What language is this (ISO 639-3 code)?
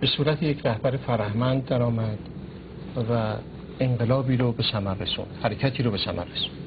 fas